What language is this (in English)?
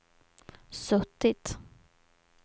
Swedish